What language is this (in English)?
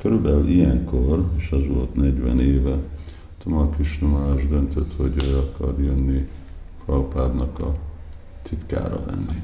Hungarian